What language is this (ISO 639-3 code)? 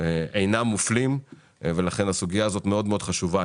heb